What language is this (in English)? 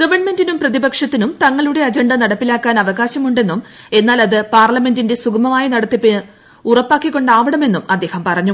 Malayalam